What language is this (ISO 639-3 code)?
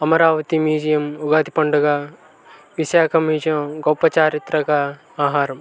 tel